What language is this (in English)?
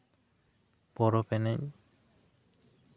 Santali